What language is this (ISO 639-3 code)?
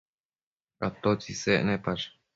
mcf